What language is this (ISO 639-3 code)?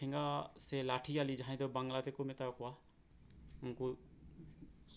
sat